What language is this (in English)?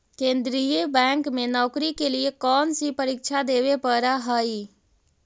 Magahi